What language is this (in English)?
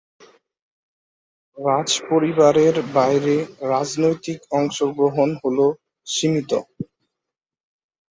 Bangla